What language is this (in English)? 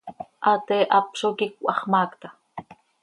Seri